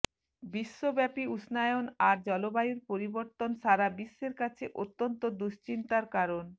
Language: Bangla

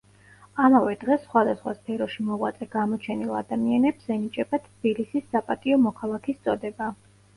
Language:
Georgian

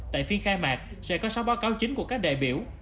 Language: Vietnamese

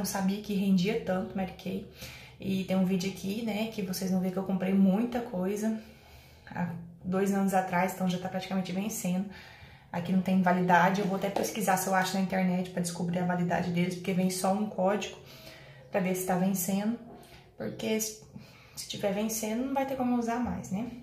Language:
Portuguese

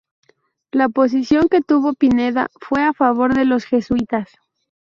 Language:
Spanish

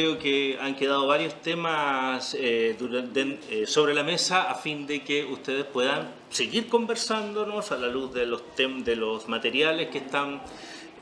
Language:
Spanish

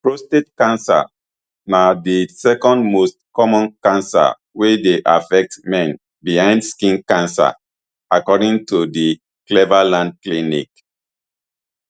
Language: Nigerian Pidgin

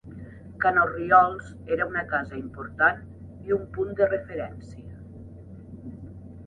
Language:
Catalan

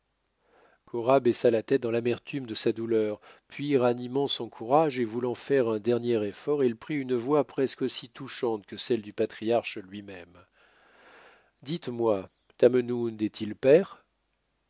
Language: French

